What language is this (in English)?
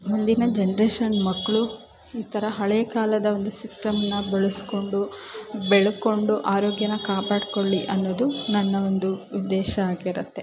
Kannada